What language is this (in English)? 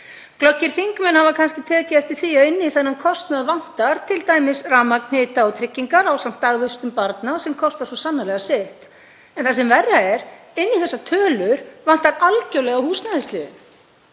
Icelandic